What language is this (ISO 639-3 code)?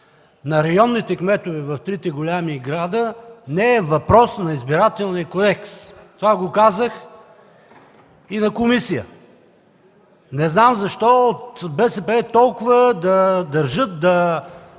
bul